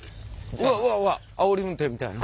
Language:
Japanese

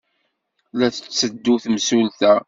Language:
Kabyle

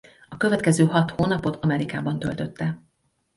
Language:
Hungarian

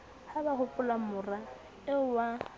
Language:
Southern Sotho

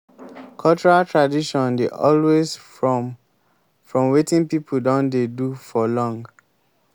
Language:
Nigerian Pidgin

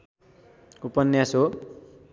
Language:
Nepali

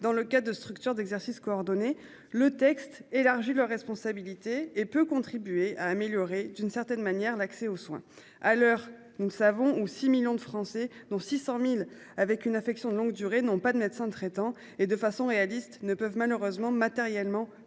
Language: French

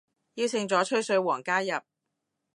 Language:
Cantonese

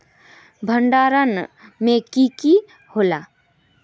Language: Magahi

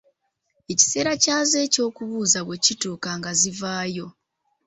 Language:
Ganda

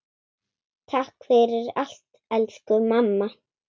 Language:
Icelandic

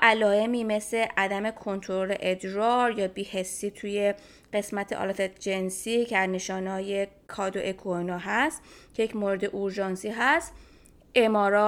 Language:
Persian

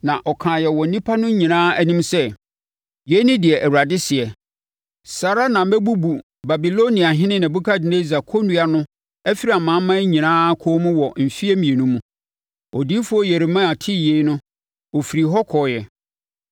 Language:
Akan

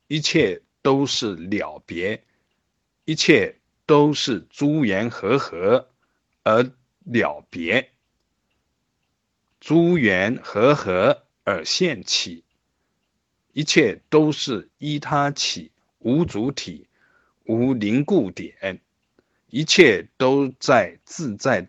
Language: Chinese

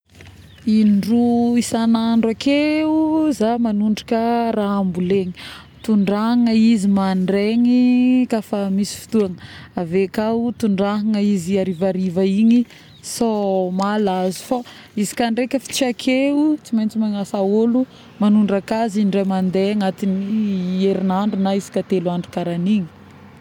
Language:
Northern Betsimisaraka Malagasy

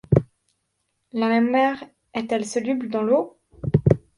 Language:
French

